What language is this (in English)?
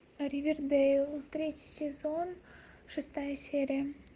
Russian